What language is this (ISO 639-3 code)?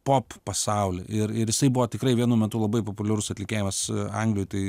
lit